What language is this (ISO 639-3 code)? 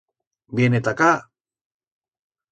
arg